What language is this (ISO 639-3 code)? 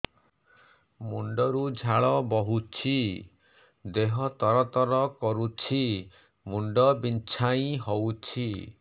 ori